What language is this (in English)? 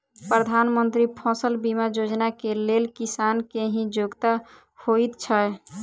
Maithili